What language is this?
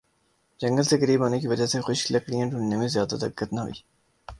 Urdu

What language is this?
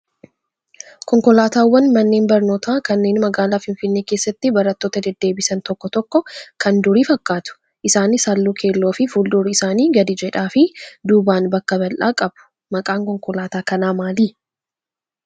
Oromo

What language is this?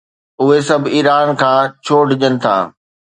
Sindhi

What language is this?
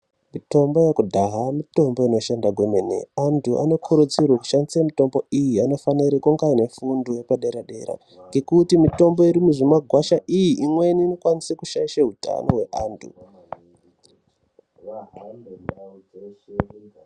Ndau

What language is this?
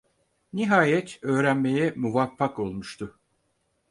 Turkish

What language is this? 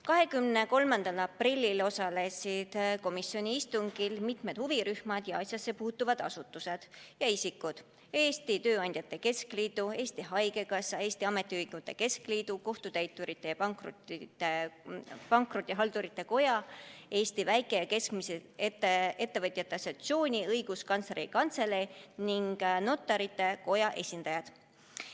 Estonian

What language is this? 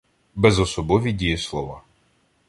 Ukrainian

